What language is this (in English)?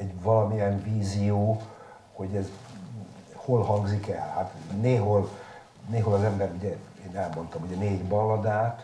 Hungarian